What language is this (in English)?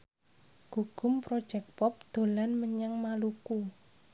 Javanese